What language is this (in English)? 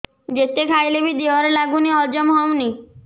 Odia